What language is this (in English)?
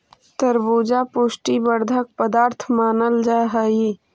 Magahi